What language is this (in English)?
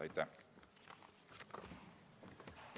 Estonian